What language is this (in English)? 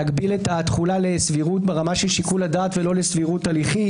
Hebrew